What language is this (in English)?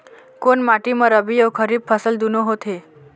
Chhattisgarhi